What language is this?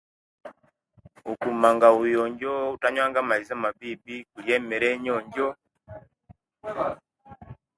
Kenyi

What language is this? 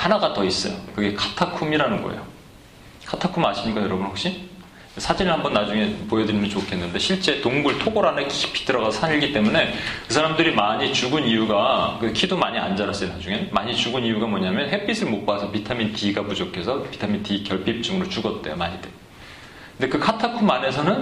Korean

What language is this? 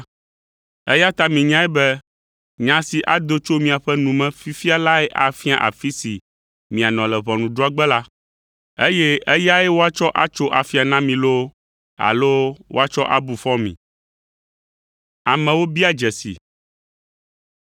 Ewe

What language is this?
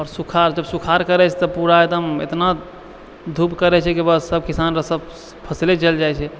Maithili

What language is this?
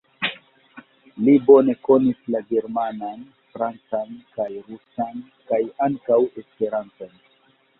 Esperanto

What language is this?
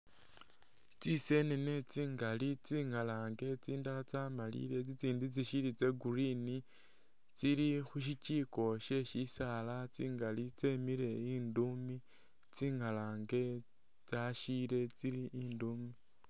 Masaaba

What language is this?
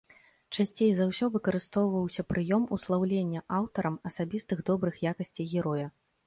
Belarusian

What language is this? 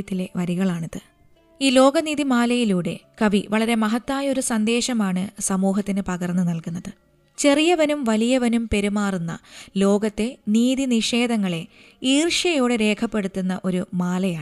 Malayalam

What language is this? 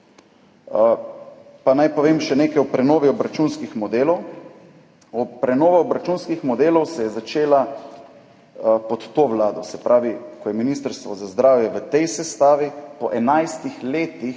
Slovenian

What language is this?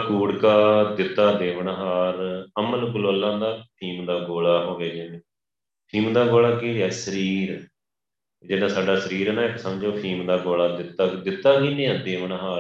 Punjabi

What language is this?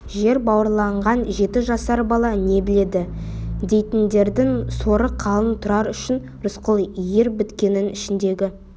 Kazakh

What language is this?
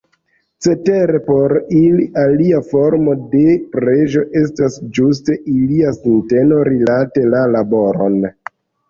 Esperanto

